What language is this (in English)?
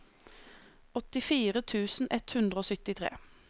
Norwegian